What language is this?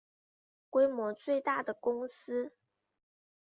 Chinese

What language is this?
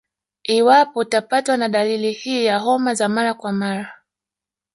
Swahili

